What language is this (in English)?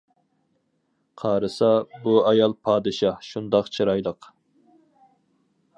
Uyghur